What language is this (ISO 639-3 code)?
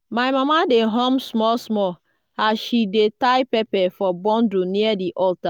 pcm